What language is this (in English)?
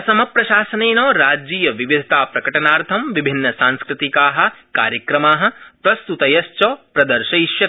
Sanskrit